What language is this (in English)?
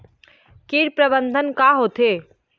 Chhattisgarhi